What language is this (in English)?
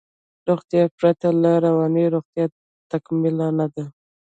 Pashto